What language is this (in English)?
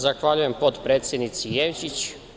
Serbian